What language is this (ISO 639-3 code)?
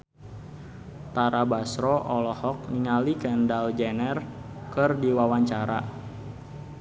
sun